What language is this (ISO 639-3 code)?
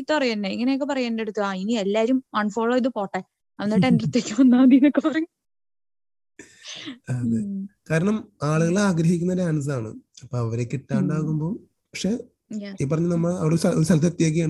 mal